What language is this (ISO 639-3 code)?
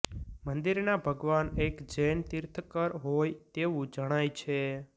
guj